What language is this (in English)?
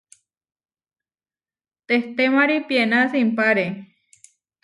Huarijio